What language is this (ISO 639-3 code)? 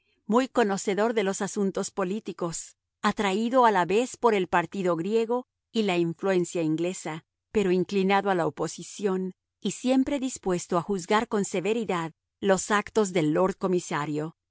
spa